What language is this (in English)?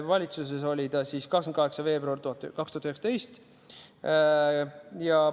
Estonian